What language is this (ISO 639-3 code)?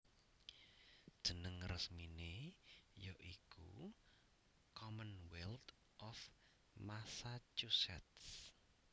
jav